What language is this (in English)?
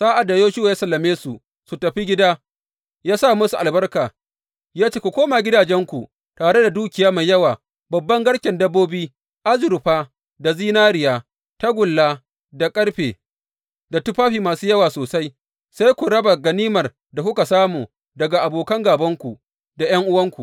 Hausa